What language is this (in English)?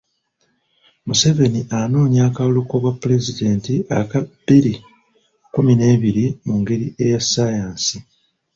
Ganda